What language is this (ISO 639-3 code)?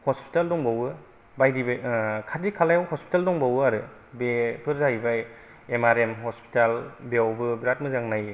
brx